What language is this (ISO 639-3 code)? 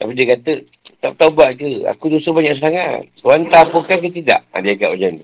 msa